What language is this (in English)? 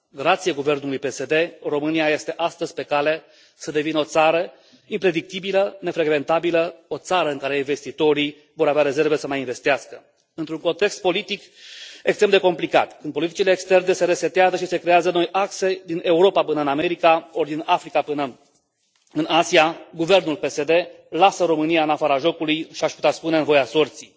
Romanian